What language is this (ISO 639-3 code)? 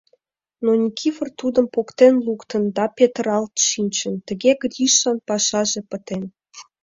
chm